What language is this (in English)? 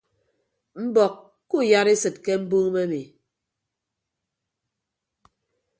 Ibibio